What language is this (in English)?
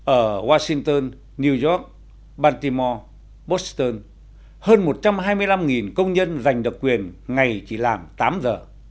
Vietnamese